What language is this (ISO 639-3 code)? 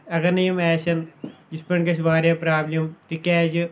kas